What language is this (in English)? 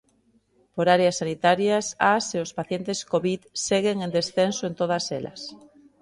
Galician